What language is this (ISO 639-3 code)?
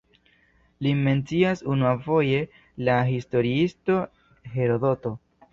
epo